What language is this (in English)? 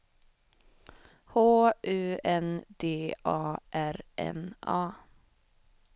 Swedish